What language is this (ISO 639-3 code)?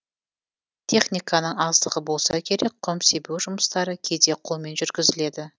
kaz